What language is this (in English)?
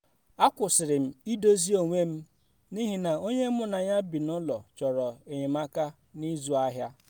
Igbo